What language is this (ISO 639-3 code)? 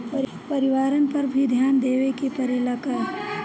bho